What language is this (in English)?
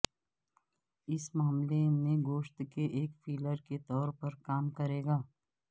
Urdu